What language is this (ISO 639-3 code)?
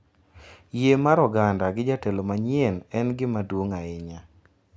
luo